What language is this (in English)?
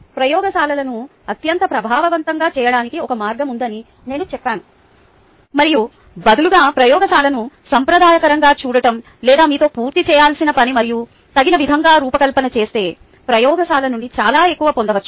Telugu